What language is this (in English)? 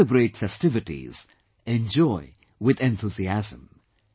English